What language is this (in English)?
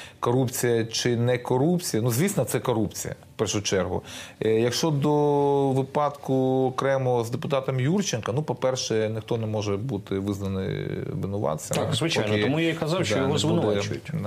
Ukrainian